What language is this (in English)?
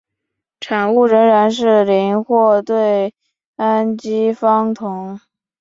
Chinese